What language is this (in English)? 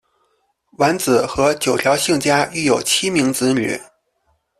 Chinese